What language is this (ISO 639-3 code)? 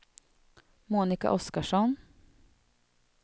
swe